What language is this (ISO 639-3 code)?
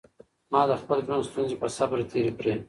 pus